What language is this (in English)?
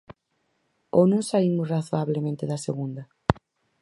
Galician